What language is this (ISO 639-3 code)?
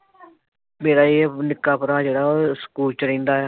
pan